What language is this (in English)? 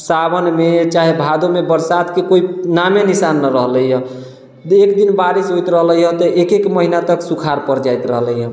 Maithili